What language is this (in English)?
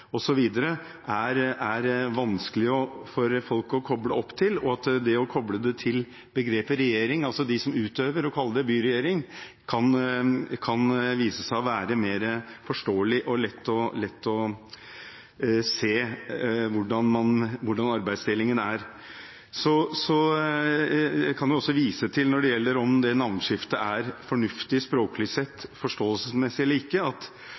Norwegian Bokmål